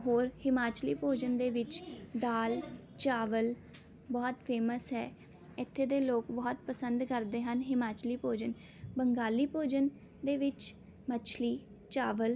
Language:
Punjabi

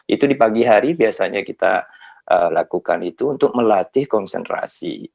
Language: Indonesian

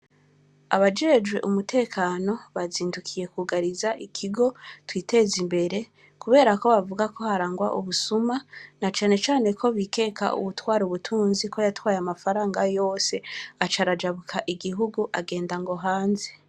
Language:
Rundi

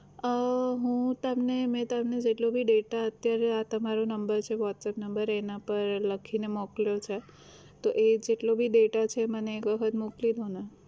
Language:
Gujarati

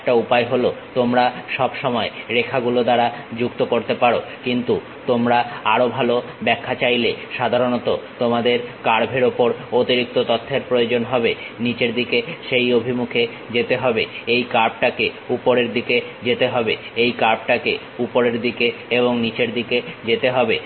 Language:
Bangla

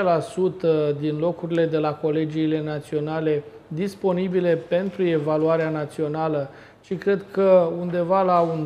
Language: Romanian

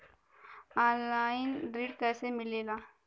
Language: Bhojpuri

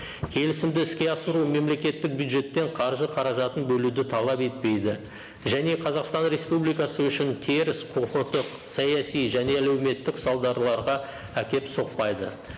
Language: Kazakh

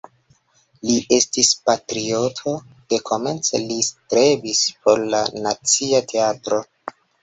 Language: Esperanto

